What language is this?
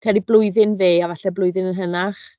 Welsh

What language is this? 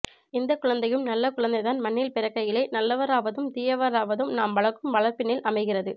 Tamil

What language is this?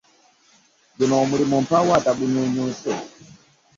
Ganda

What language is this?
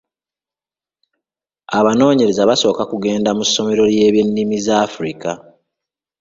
Ganda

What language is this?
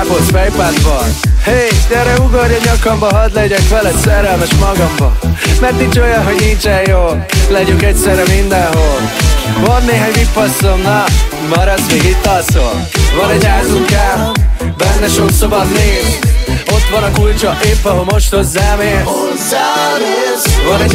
Hungarian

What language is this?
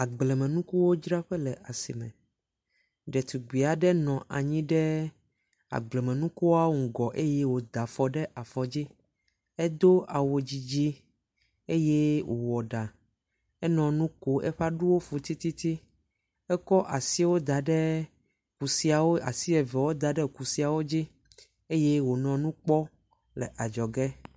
Ewe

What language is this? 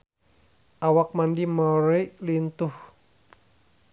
Sundanese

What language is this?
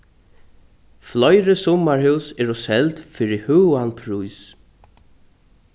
Faroese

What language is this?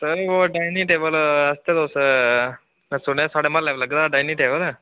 Dogri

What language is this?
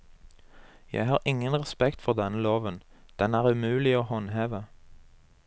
Norwegian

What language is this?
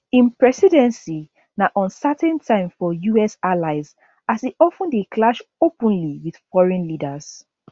Nigerian Pidgin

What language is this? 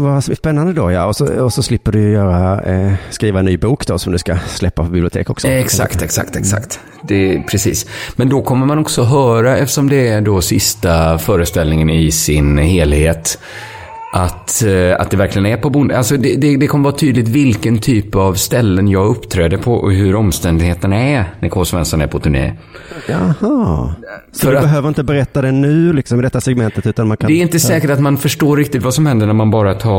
Swedish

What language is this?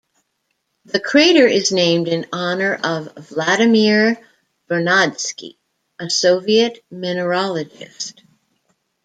English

